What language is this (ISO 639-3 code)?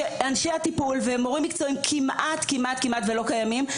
heb